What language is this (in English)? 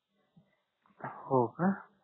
Marathi